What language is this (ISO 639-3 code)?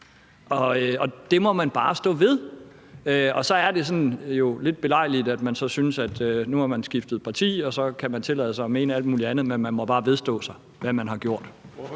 dan